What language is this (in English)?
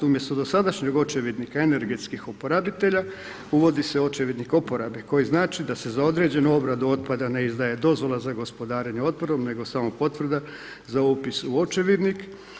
Croatian